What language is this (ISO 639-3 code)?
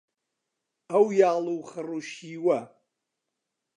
ckb